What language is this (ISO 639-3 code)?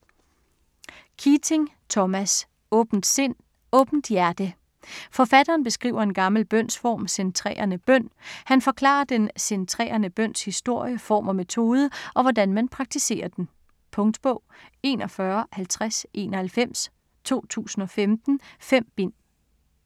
dan